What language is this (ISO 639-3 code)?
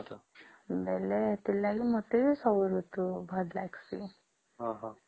ori